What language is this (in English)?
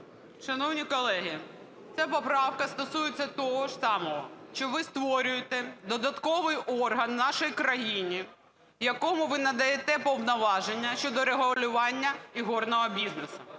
Ukrainian